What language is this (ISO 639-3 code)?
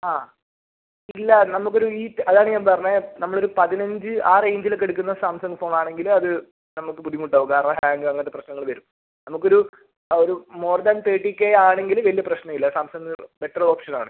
mal